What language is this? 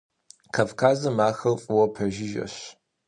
Kabardian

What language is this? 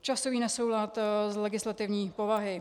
Czech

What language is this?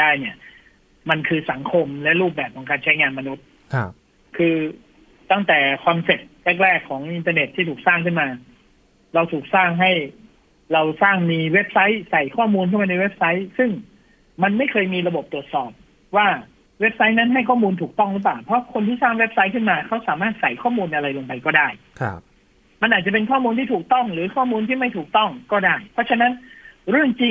Thai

